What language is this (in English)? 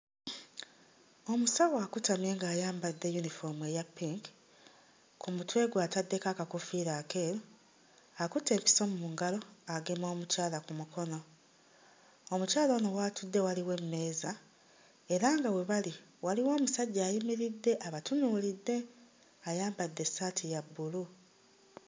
Ganda